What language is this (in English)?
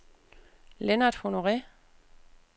Danish